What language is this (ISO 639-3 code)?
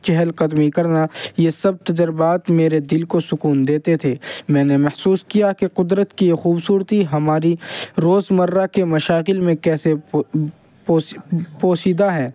urd